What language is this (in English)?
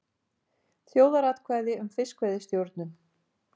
Icelandic